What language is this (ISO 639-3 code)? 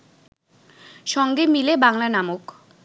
ben